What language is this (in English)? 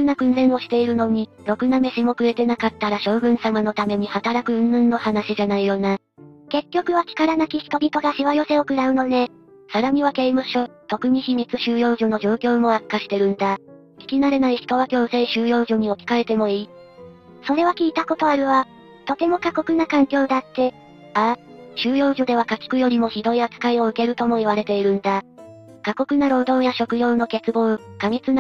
Japanese